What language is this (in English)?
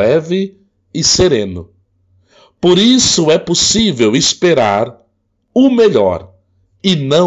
Portuguese